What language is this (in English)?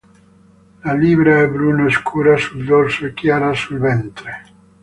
Italian